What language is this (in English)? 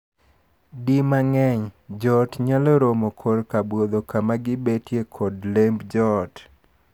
Luo (Kenya and Tanzania)